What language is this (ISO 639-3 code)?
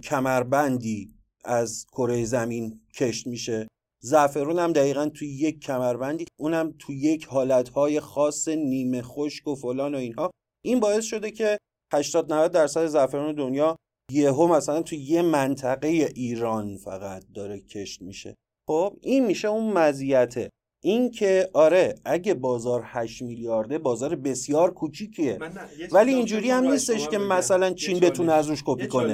fas